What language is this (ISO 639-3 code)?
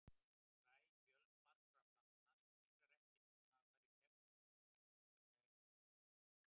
isl